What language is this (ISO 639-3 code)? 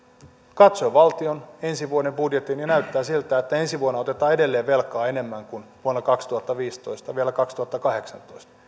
fin